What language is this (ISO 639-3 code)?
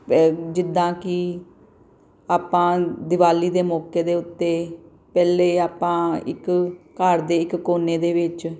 pan